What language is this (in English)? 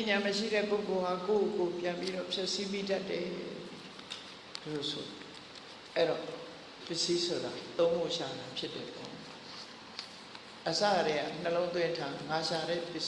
Vietnamese